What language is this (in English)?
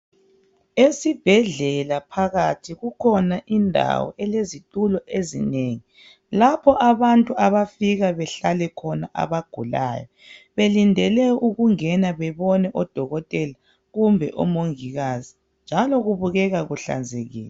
North Ndebele